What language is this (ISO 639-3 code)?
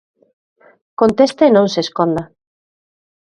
glg